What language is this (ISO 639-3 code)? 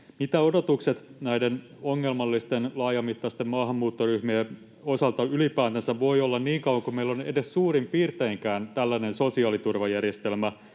fin